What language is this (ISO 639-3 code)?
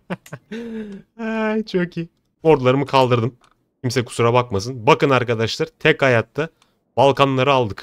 tur